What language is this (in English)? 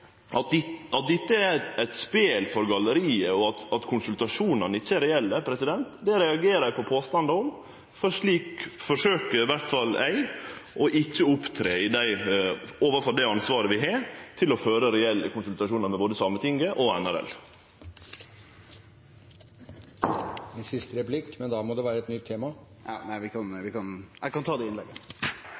Norwegian